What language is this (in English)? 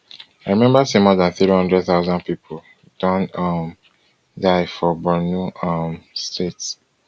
Nigerian Pidgin